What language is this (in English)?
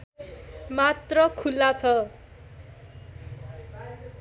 Nepali